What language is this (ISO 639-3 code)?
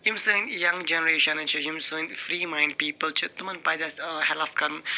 kas